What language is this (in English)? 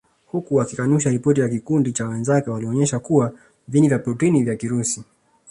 Swahili